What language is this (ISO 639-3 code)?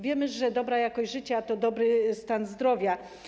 pol